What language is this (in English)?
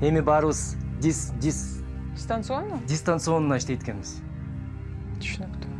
Turkish